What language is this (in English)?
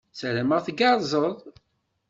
Kabyle